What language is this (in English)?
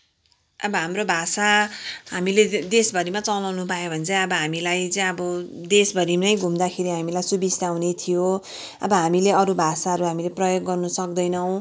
Nepali